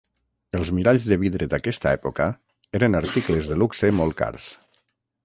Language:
Catalan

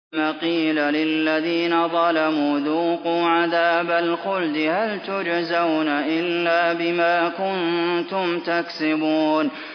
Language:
Arabic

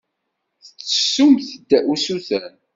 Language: Kabyle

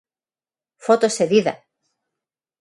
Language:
Galician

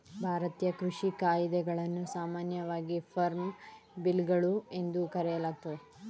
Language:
Kannada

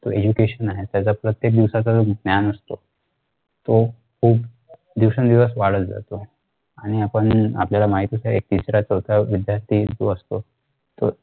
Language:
Marathi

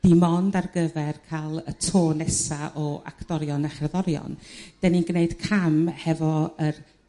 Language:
Welsh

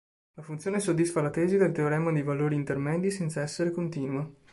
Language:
Italian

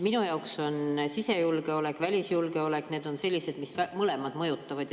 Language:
Estonian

